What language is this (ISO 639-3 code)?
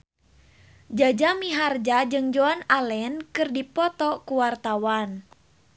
sun